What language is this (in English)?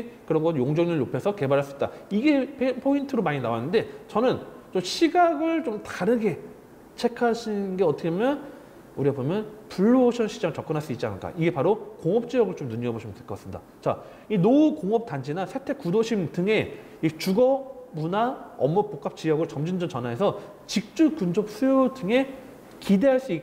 Korean